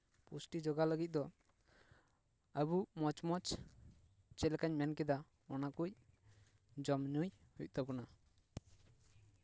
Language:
Santali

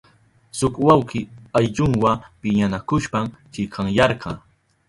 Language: Southern Pastaza Quechua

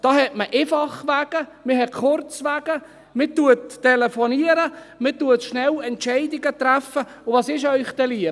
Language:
Swiss German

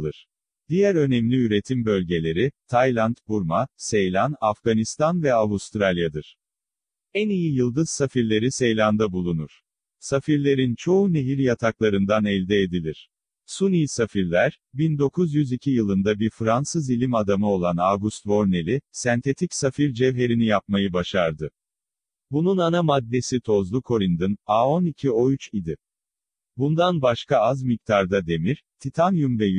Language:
Turkish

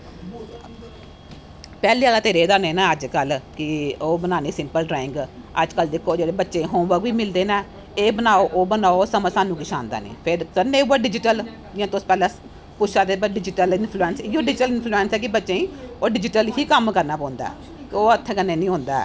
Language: Dogri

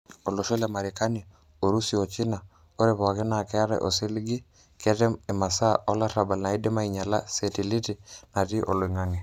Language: Masai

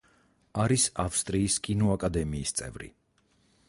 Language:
Georgian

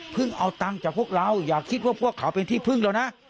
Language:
Thai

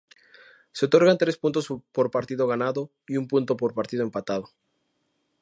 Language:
Spanish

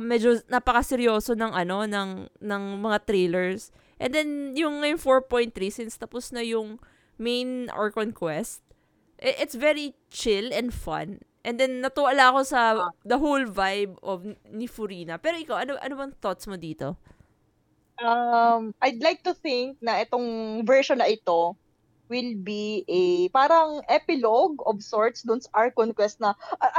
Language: Filipino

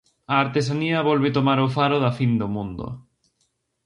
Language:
Galician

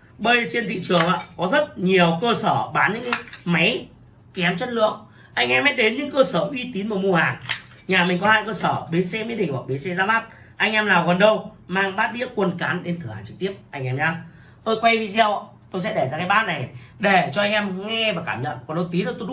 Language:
Vietnamese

